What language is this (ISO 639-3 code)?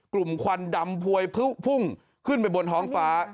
tha